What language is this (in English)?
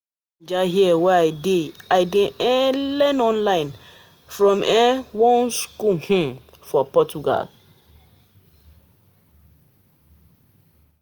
Nigerian Pidgin